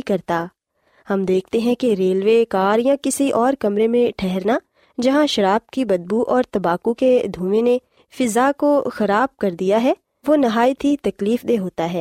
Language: Urdu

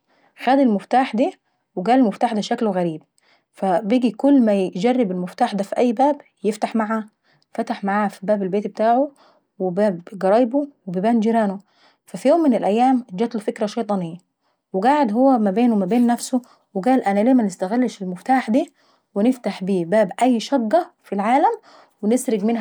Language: Saidi Arabic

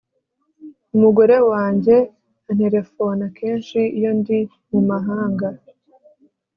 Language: Kinyarwanda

